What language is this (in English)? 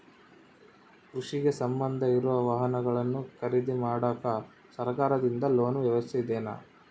Kannada